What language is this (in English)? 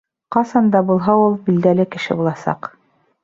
Bashkir